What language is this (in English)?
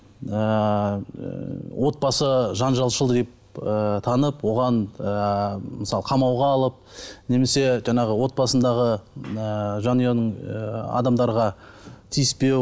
Kazakh